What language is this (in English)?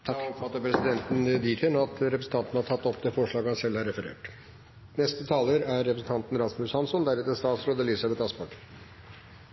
Norwegian